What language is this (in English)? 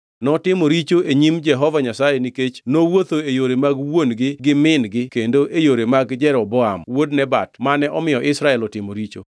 Luo (Kenya and Tanzania)